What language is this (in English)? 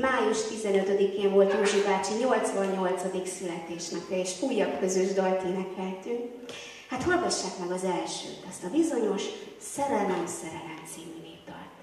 Hungarian